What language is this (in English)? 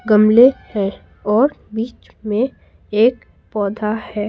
Hindi